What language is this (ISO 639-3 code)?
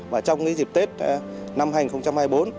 vie